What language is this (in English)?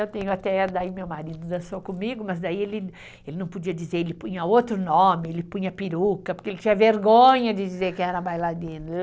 Portuguese